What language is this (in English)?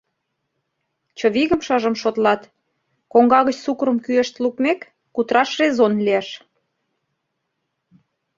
Mari